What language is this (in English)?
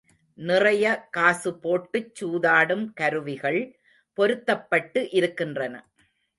Tamil